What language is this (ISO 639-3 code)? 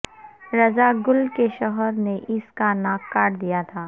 urd